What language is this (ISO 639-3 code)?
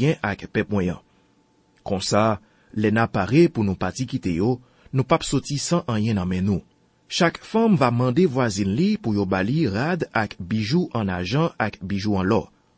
fra